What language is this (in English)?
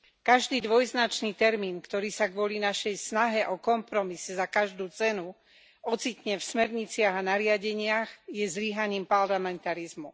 Slovak